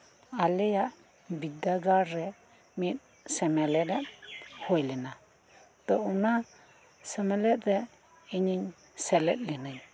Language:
Santali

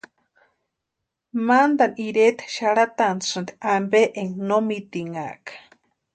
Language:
Western Highland Purepecha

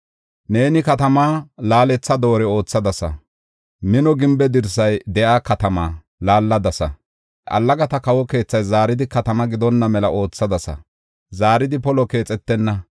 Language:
Gofa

